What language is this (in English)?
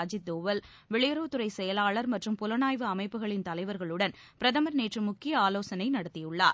Tamil